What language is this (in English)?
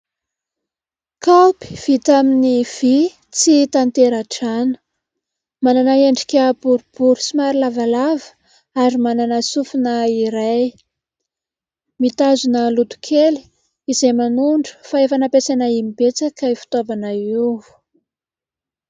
Malagasy